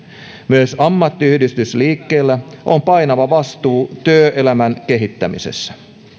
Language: Finnish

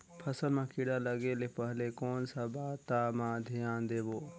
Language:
Chhattisgarhi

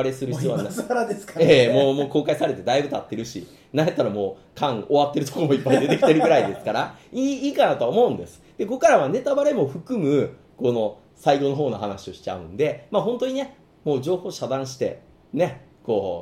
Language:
Japanese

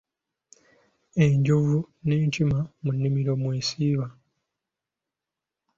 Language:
Ganda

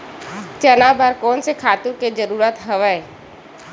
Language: Chhattisgarhi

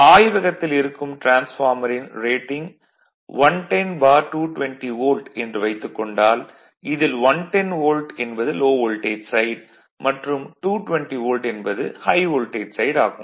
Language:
Tamil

